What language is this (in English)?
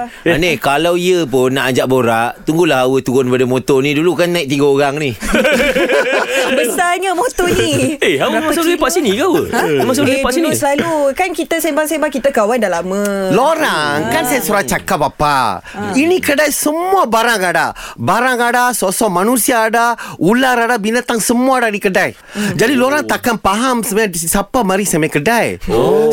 Malay